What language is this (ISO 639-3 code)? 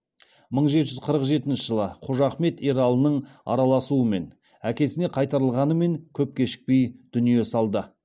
kaz